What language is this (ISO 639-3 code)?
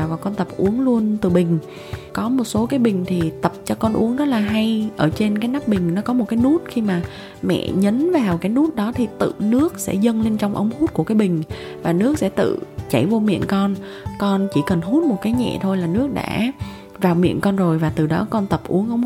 vie